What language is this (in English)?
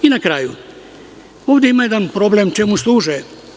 Serbian